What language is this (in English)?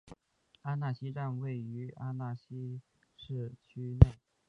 Chinese